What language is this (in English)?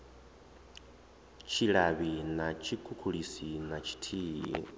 Venda